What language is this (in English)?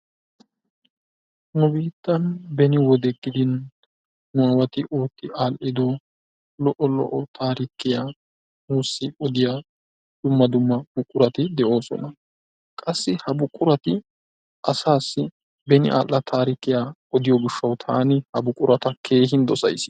Wolaytta